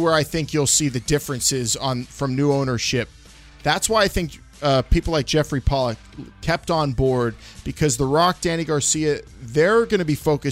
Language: English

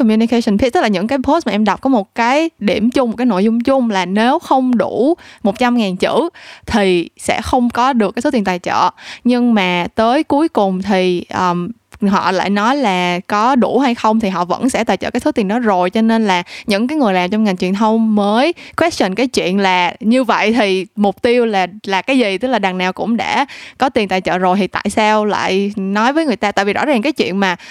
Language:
Vietnamese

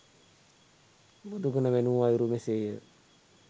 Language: Sinhala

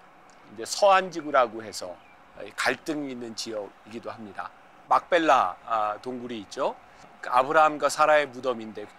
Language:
Korean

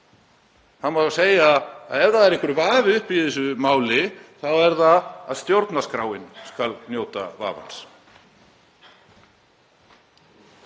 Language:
Icelandic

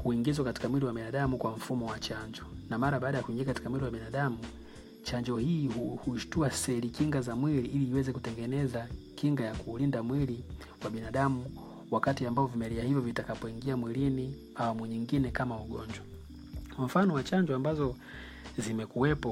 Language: Swahili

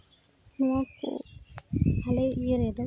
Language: Santali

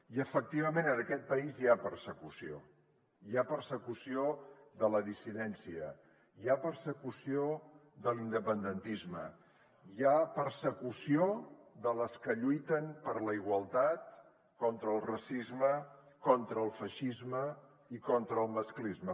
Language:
Catalan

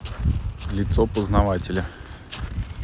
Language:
Russian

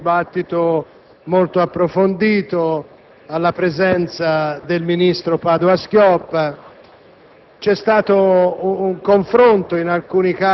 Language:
Italian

